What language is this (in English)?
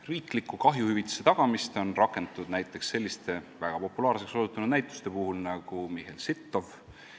Estonian